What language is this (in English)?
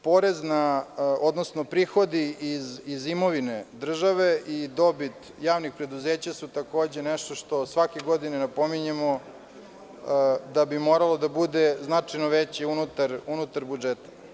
Serbian